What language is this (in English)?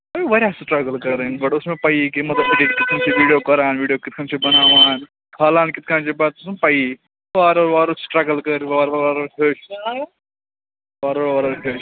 Kashmiri